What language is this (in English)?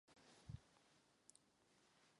Czech